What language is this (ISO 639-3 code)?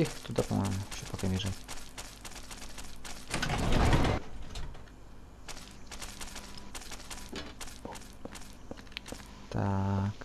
rus